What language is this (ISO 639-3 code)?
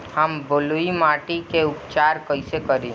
bho